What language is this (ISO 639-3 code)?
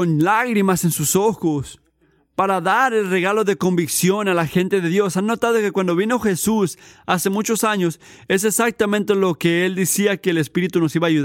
spa